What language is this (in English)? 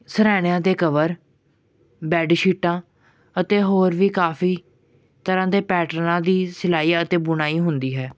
Punjabi